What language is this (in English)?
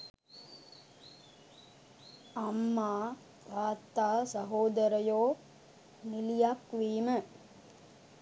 Sinhala